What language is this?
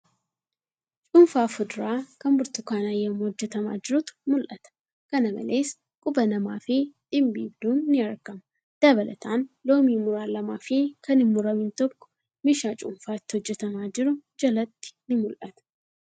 Oromo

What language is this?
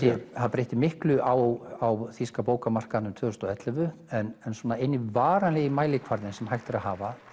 Icelandic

